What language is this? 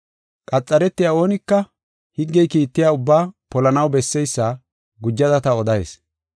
Gofa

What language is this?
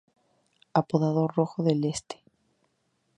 Spanish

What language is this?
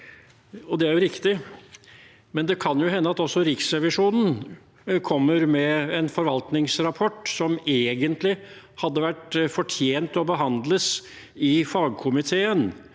Norwegian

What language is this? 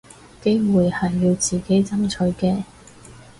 Cantonese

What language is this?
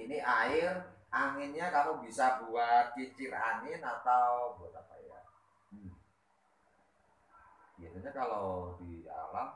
Indonesian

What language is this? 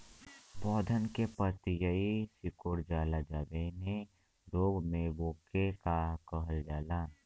Bhojpuri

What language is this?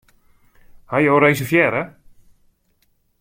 Western Frisian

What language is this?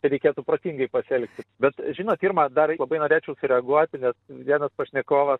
Lithuanian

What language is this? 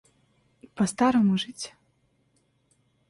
Russian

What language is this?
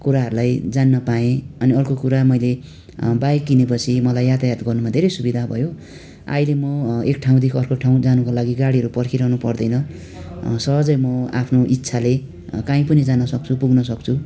Nepali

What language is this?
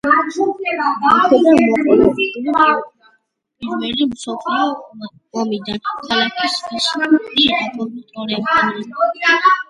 Georgian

